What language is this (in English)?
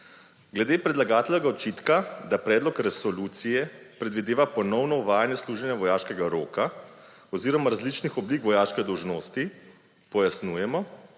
Slovenian